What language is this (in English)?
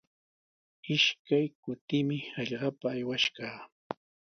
Sihuas Ancash Quechua